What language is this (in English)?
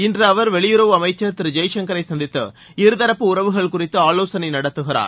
Tamil